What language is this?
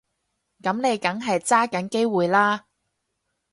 Cantonese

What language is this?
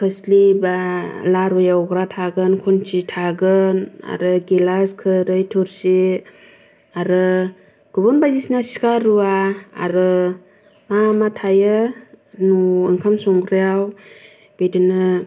Bodo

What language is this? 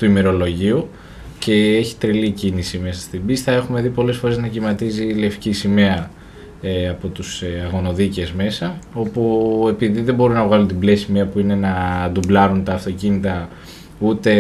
Greek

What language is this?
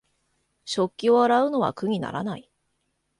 Japanese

